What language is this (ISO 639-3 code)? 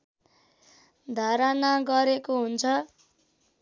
nep